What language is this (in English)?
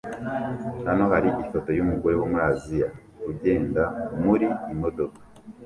Kinyarwanda